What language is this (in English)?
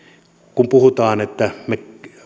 Finnish